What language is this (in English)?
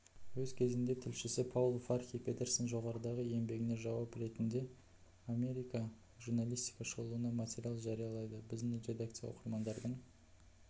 Kazakh